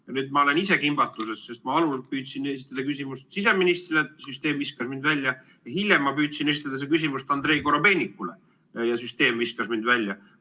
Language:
Estonian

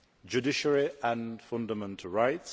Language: English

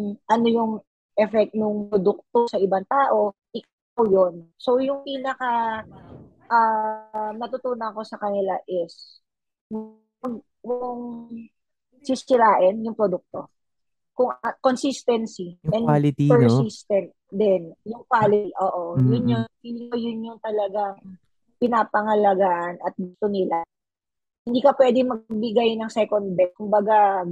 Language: Filipino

